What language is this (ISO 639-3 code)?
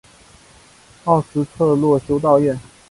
zho